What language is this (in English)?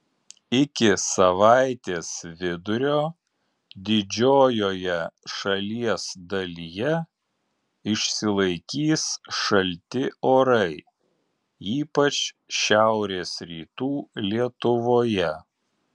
Lithuanian